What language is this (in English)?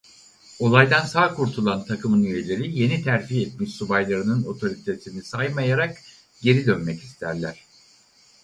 Turkish